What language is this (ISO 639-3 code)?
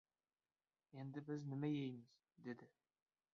uzb